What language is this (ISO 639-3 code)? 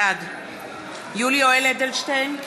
heb